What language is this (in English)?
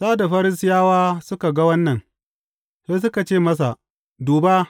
Hausa